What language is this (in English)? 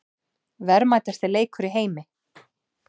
Icelandic